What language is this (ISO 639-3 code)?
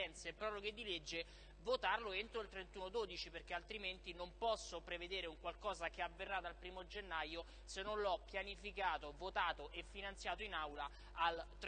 ita